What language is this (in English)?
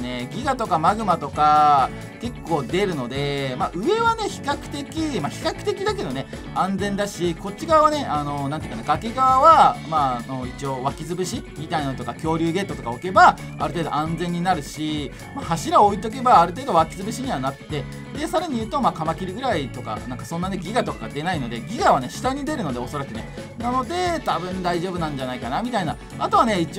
Japanese